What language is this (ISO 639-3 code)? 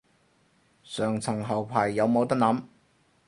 yue